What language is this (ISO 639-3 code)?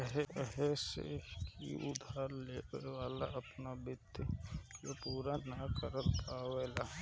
bho